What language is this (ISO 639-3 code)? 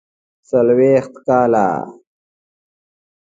pus